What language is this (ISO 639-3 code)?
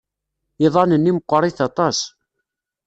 kab